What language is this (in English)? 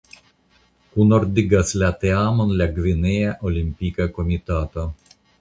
Esperanto